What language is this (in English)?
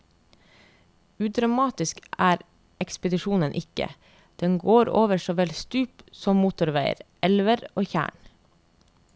Norwegian